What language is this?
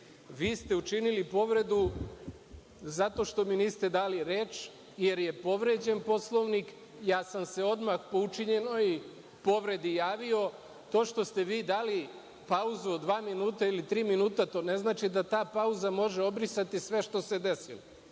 Serbian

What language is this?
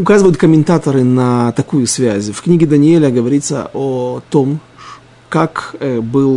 Russian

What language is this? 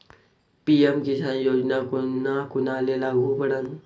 Marathi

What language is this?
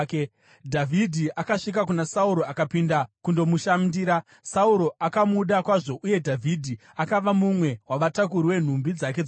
Shona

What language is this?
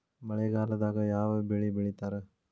Kannada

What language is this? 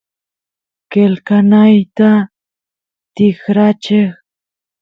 Santiago del Estero Quichua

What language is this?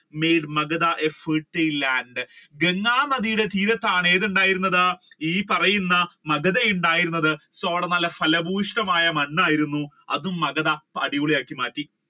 Malayalam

